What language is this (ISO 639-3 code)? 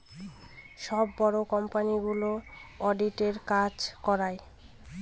ben